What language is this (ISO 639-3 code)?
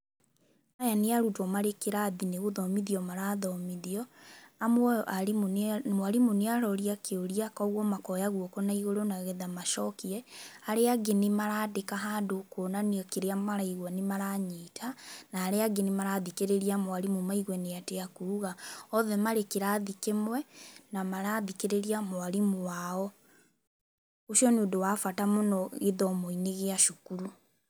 kik